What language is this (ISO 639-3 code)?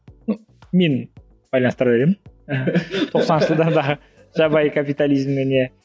kaz